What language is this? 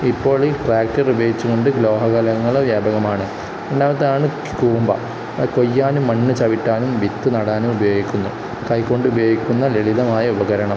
Malayalam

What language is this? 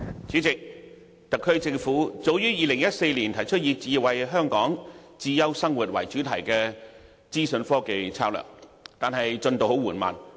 Cantonese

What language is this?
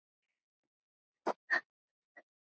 Icelandic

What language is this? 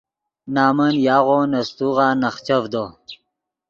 Yidgha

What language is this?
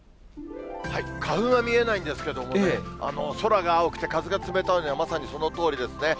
Japanese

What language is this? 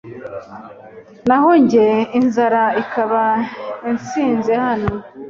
Kinyarwanda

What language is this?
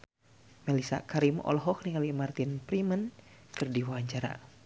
Sundanese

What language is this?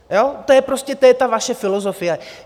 Czech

